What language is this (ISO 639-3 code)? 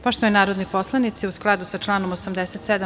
srp